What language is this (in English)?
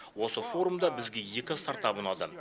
Kazakh